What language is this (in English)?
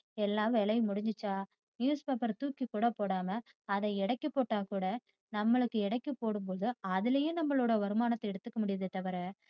Tamil